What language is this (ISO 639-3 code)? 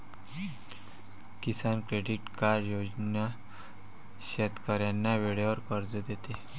mar